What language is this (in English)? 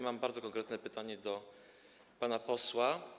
Polish